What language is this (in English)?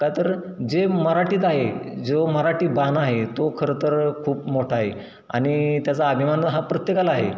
Marathi